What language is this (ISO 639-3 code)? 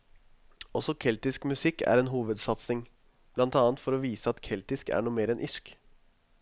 nor